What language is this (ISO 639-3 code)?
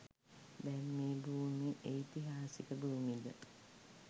sin